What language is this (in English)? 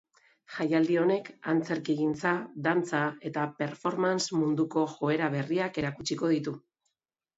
Basque